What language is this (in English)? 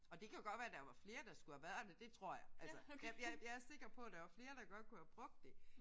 Danish